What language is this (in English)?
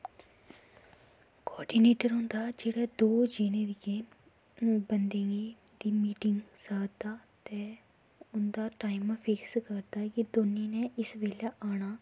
Dogri